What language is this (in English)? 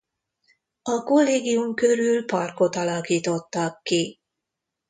Hungarian